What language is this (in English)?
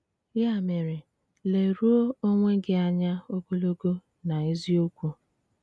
Igbo